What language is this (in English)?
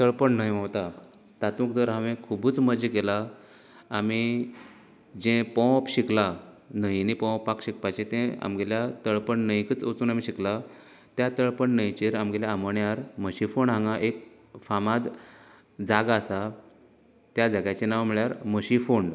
Konkani